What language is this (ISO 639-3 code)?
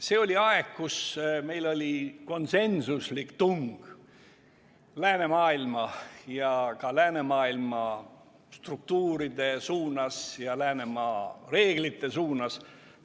est